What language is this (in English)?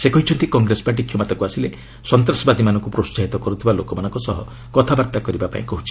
Odia